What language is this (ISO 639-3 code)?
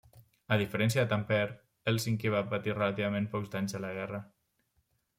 cat